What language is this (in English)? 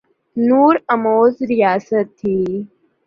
Urdu